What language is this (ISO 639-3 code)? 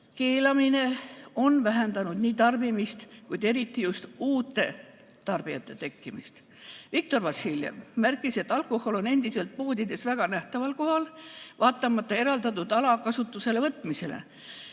est